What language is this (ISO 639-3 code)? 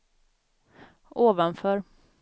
swe